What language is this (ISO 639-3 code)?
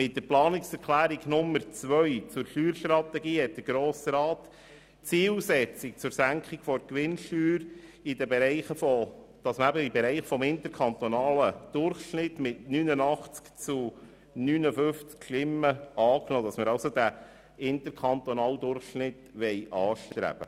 gsw